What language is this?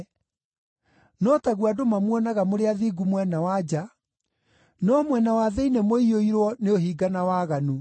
Kikuyu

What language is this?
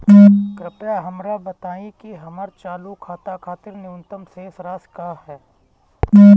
Bhojpuri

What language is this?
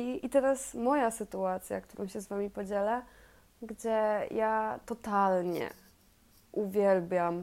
Polish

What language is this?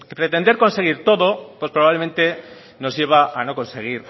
Spanish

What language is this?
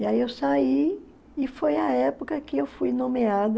Portuguese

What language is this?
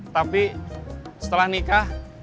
Indonesian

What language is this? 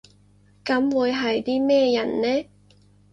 Cantonese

